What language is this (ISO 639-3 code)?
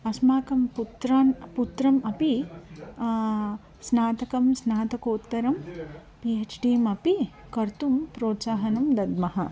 san